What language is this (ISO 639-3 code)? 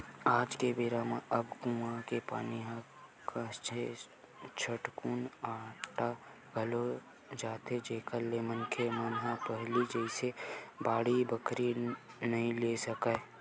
hne